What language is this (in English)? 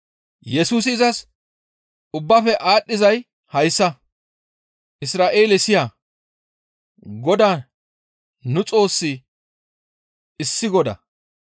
Gamo